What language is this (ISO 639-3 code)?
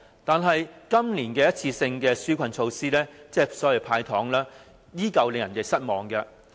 yue